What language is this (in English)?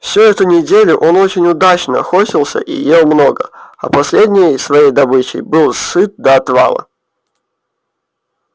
Russian